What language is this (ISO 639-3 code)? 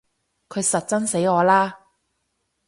yue